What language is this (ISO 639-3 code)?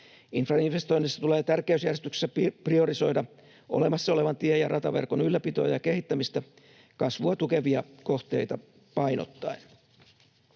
fin